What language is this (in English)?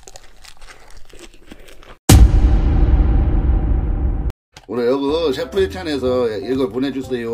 Korean